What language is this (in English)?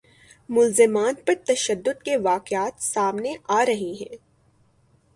Urdu